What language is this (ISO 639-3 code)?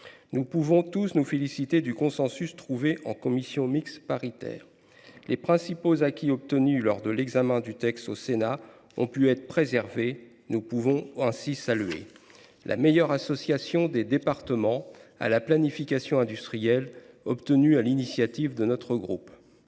fra